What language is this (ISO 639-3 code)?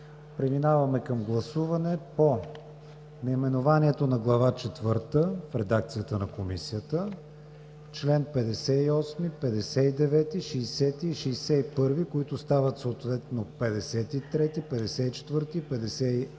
bul